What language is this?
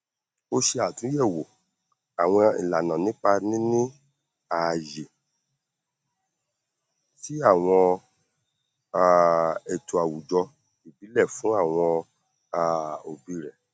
Yoruba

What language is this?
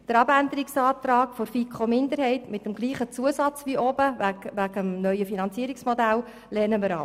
Swiss German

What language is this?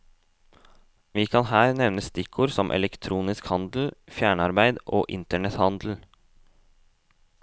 Norwegian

